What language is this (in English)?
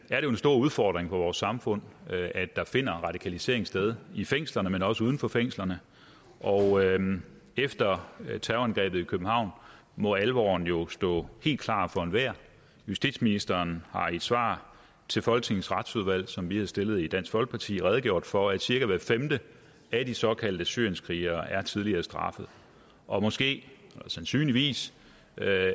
Danish